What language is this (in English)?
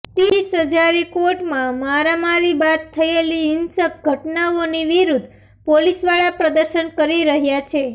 Gujarati